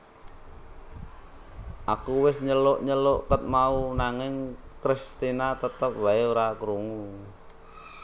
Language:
Javanese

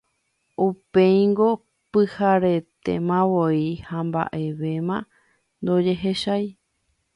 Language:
Guarani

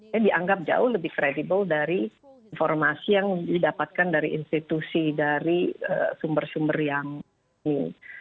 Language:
Indonesian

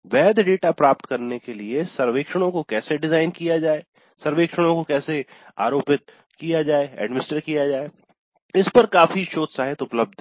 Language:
Hindi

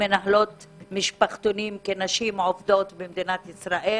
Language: Hebrew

